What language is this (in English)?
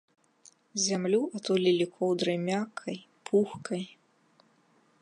Belarusian